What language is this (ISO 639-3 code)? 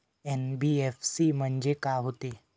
mar